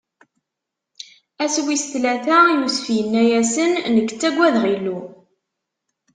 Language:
Kabyle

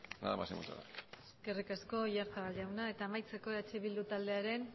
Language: Basque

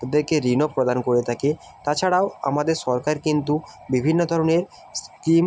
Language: Bangla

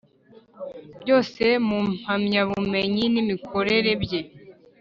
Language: Kinyarwanda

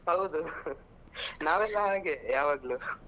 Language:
Kannada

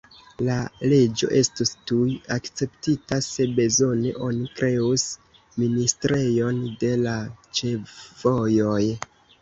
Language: Esperanto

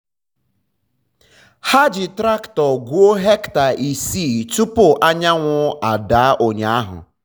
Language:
Igbo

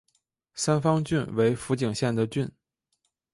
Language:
Chinese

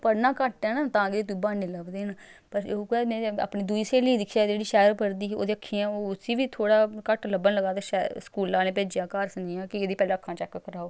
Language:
Dogri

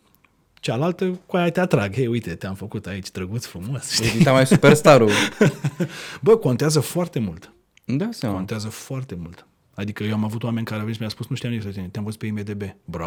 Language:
Romanian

